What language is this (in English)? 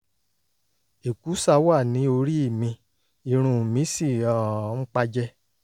Yoruba